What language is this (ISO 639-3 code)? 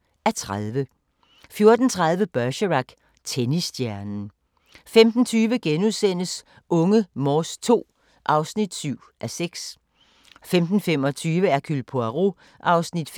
dan